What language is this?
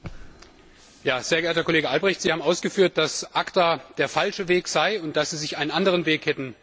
German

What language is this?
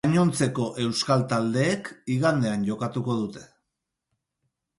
Basque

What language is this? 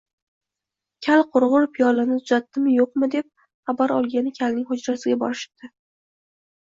Uzbek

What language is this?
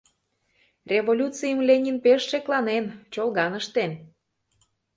Mari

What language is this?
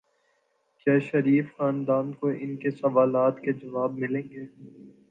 Urdu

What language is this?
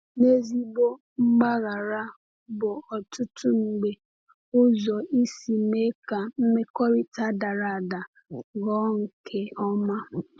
Igbo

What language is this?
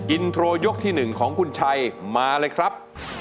Thai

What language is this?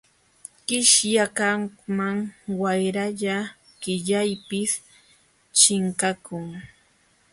Jauja Wanca Quechua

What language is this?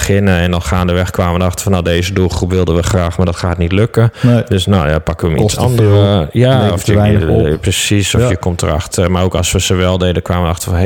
Dutch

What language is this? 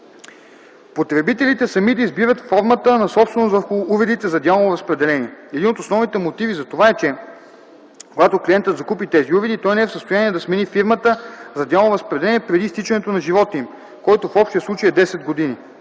Bulgarian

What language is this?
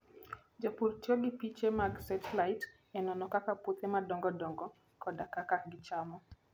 Luo (Kenya and Tanzania)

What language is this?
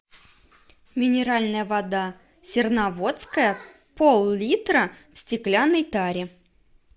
Russian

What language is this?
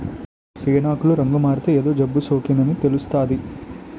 Telugu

